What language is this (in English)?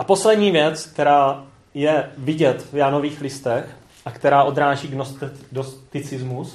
Czech